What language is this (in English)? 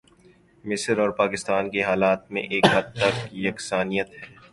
Urdu